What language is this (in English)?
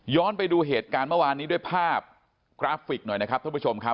Thai